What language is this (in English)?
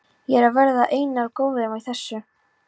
Icelandic